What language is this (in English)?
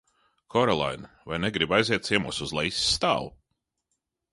Latvian